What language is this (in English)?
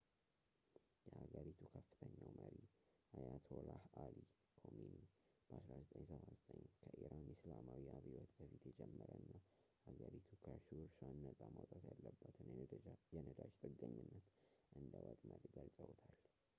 Amharic